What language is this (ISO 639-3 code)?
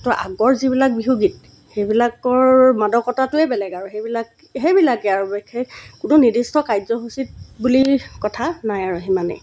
asm